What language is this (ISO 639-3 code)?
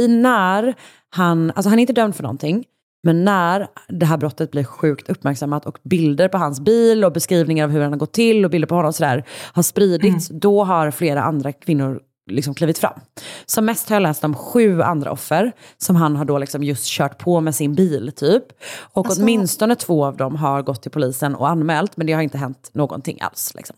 swe